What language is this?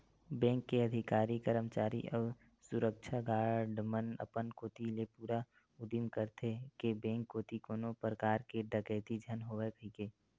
Chhattisgarhi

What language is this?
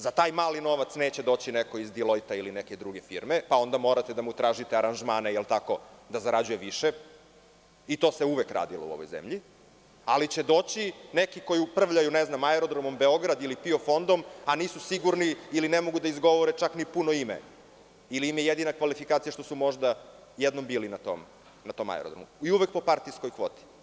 Serbian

